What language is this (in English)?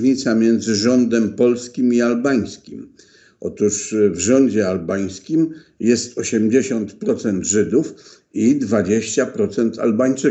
Polish